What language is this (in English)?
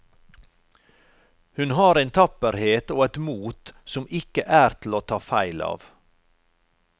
Norwegian